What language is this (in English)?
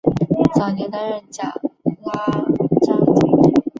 Chinese